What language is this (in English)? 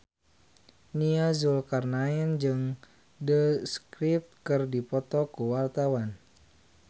Sundanese